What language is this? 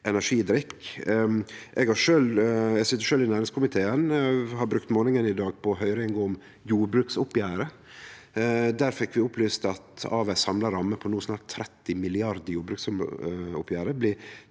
Norwegian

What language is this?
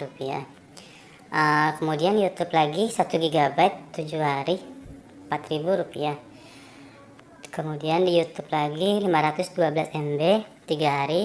Indonesian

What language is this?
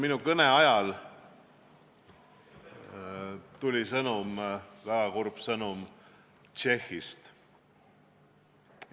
Estonian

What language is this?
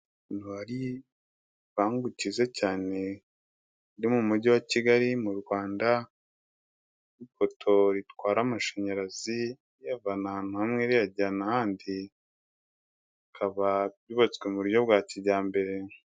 Kinyarwanda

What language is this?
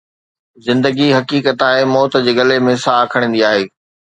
Sindhi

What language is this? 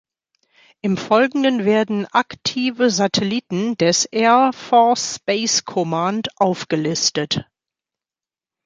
German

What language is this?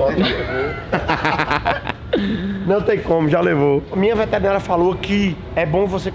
Portuguese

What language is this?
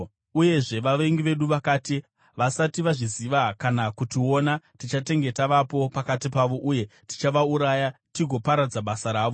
Shona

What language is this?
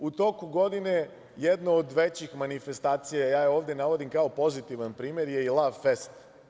Serbian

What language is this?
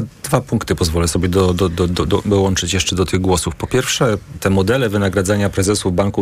Polish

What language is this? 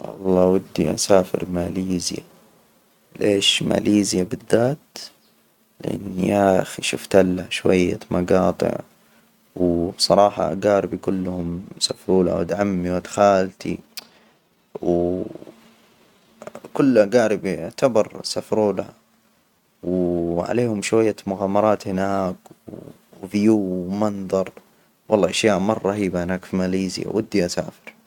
Hijazi Arabic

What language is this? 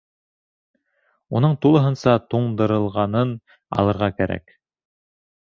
Bashkir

